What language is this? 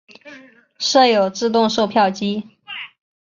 Chinese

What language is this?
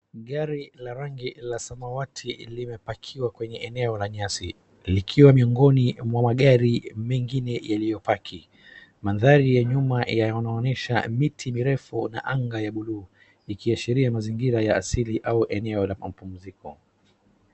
Swahili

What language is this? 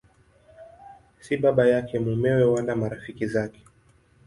Swahili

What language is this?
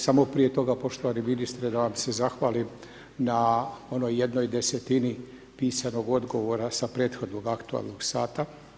Croatian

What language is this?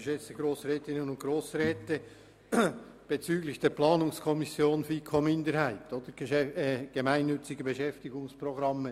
Swiss German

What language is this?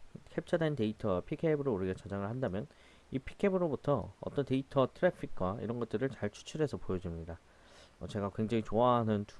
Korean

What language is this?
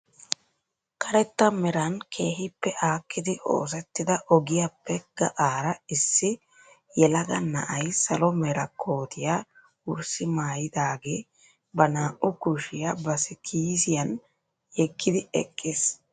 Wolaytta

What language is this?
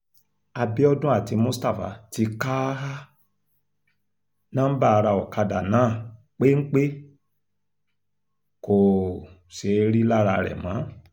Yoruba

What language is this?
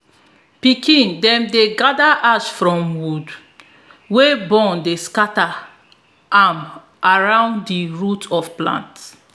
Nigerian Pidgin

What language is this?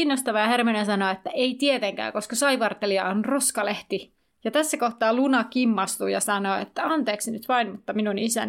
Finnish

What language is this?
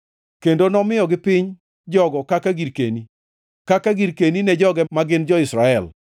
Luo (Kenya and Tanzania)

